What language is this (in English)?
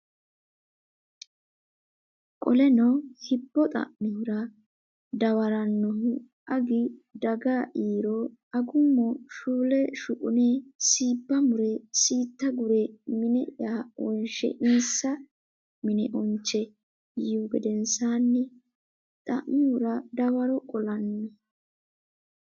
Sidamo